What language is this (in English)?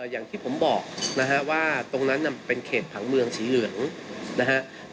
Thai